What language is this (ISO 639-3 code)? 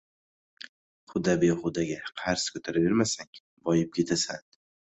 uzb